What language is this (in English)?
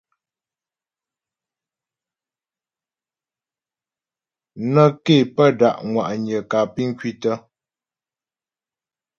Ghomala